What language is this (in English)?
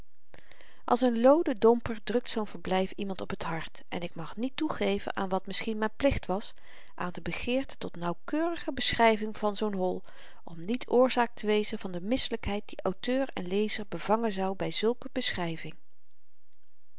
Dutch